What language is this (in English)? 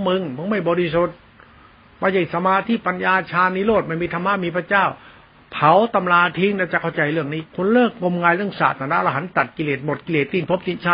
Thai